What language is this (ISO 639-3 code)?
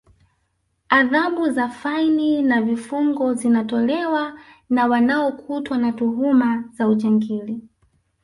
swa